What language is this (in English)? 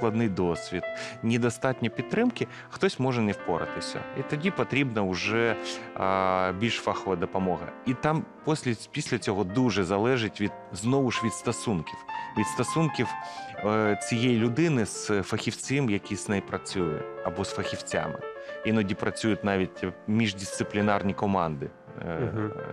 Ukrainian